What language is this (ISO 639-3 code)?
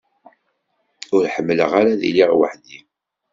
kab